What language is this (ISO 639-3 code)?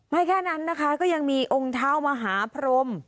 tha